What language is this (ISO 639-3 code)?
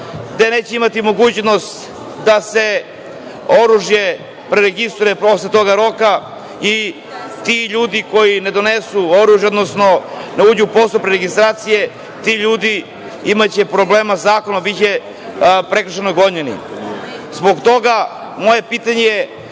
srp